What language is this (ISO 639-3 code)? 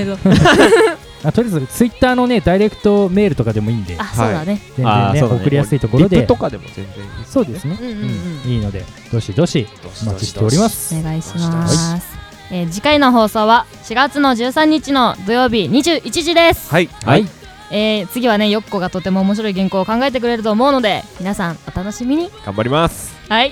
jpn